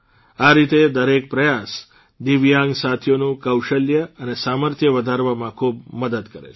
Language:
Gujarati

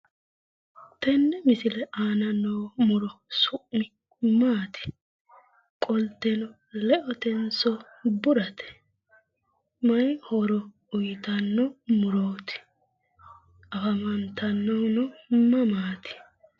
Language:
Sidamo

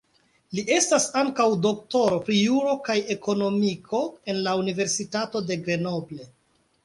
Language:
Esperanto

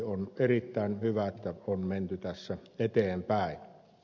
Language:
Finnish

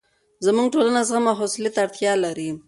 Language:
Pashto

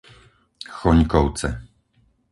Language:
Slovak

